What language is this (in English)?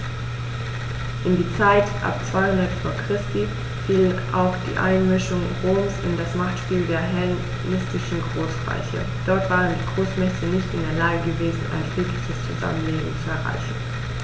German